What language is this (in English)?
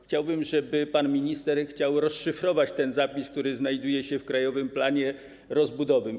Polish